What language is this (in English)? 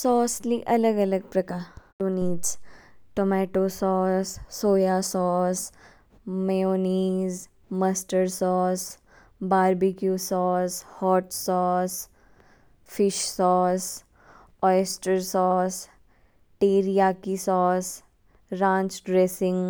Kinnauri